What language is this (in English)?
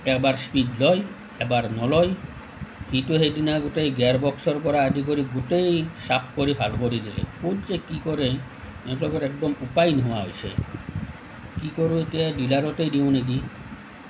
Assamese